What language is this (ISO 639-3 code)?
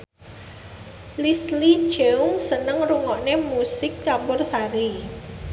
jav